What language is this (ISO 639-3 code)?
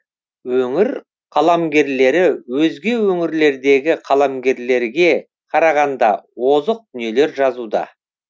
kaz